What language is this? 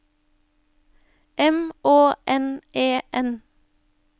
Norwegian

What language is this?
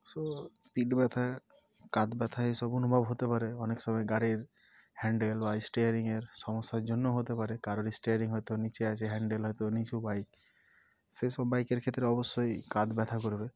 Bangla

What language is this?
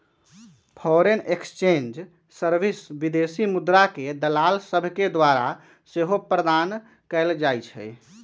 Magahi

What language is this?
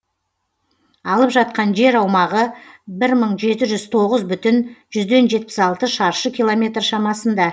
Kazakh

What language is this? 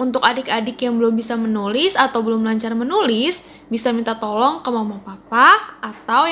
Indonesian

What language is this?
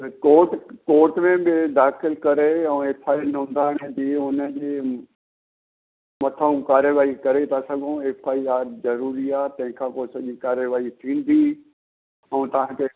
Sindhi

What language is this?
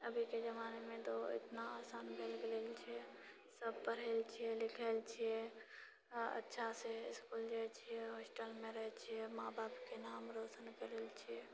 Maithili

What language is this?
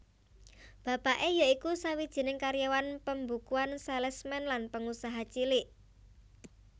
Javanese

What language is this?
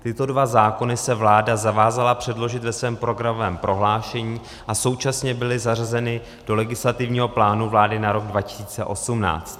Czech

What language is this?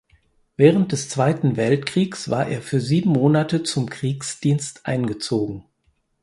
German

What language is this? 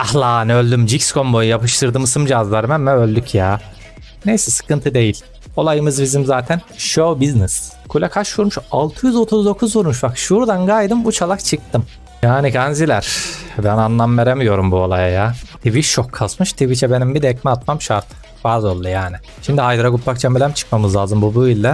Turkish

